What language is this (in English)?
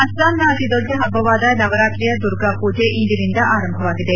Kannada